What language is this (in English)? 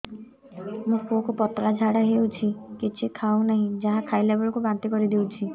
Odia